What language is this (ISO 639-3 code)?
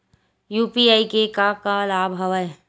hne